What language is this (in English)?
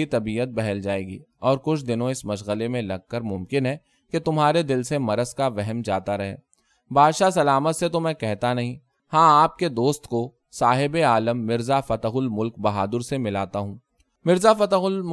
Urdu